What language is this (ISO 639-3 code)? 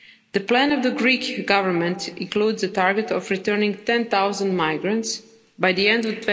eng